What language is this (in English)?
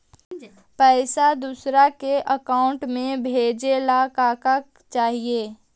Magahi